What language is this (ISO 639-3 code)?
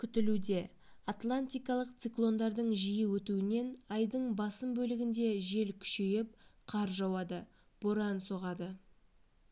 kaz